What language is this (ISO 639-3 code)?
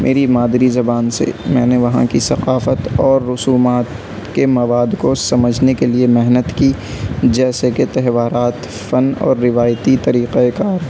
urd